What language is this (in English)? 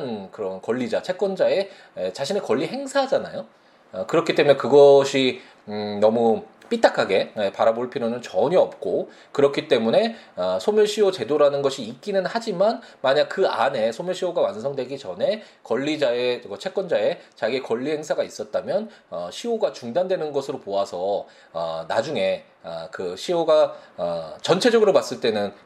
Korean